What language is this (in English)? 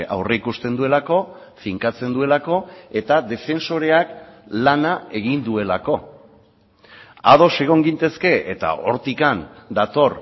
Basque